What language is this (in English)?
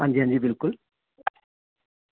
Dogri